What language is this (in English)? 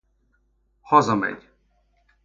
Hungarian